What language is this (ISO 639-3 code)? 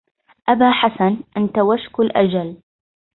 ara